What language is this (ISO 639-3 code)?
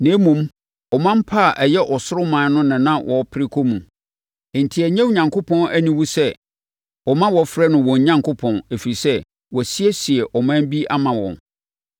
aka